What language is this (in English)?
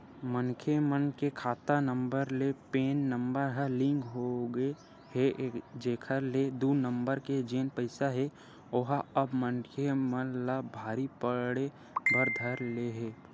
Chhattisgarhi